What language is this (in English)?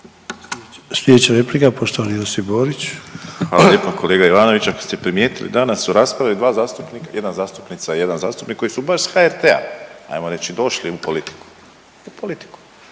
Croatian